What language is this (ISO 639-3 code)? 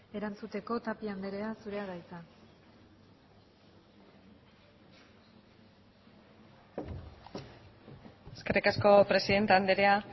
eus